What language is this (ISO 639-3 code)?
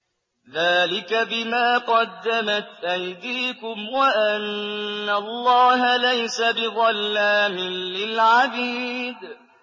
ara